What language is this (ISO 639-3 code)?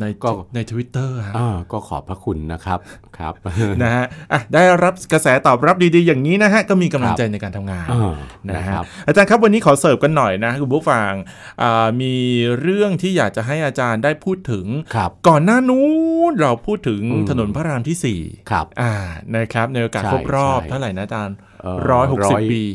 tha